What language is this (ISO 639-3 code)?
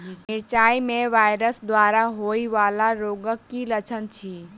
mai